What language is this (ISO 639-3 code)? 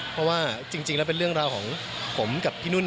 tha